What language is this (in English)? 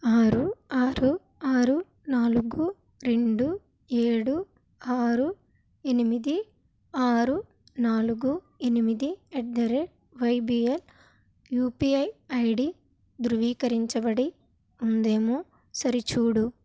Telugu